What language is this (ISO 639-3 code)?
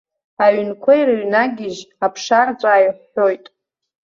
abk